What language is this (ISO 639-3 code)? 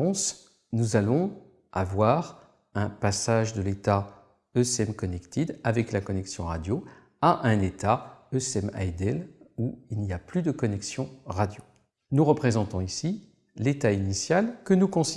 fra